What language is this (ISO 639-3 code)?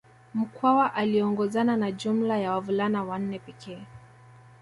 swa